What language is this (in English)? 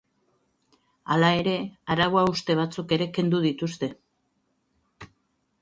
Basque